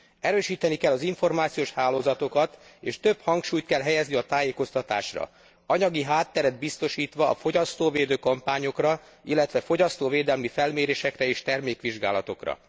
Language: Hungarian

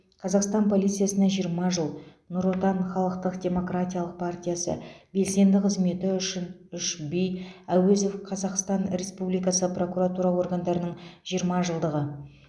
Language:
Kazakh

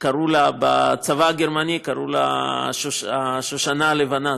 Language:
Hebrew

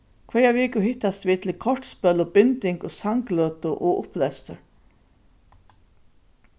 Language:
Faroese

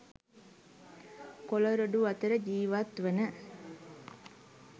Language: Sinhala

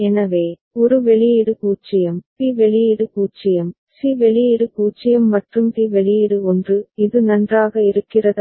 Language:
Tamil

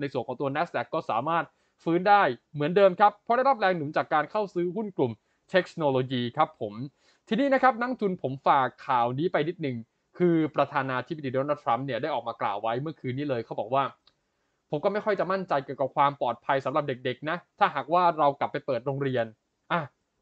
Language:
Thai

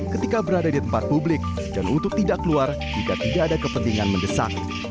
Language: Indonesian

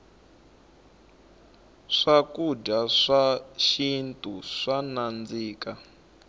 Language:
Tsonga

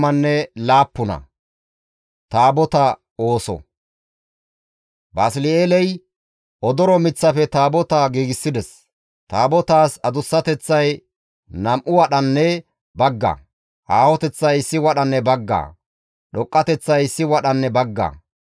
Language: Gamo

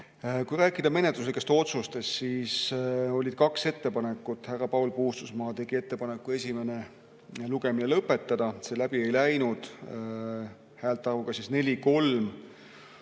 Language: Estonian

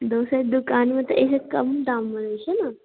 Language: Maithili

